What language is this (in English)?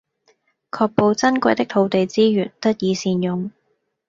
Cantonese